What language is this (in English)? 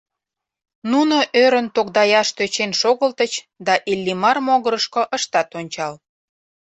Mari